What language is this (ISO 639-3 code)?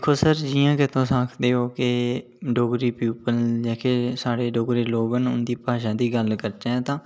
doi